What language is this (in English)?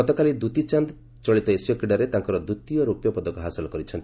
Odia